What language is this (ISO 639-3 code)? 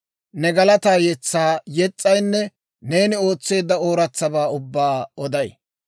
dwr